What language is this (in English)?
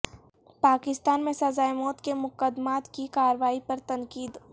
Urdu